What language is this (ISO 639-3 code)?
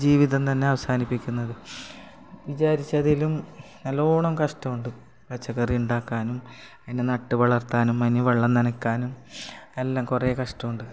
mal